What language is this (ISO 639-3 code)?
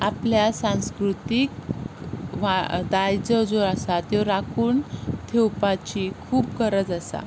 kok